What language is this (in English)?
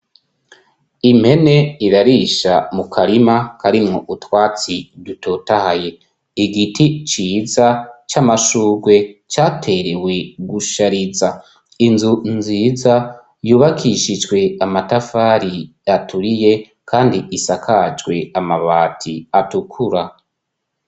Rundi